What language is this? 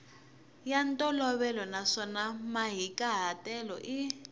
Tsonga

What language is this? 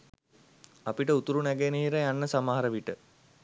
Sinhala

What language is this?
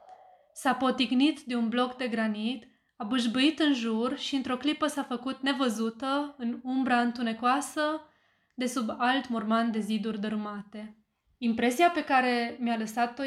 Romanian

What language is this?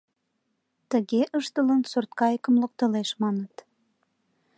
Mari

